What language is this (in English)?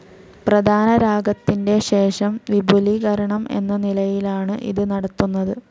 Malayalam